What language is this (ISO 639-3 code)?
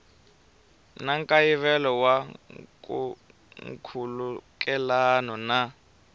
tso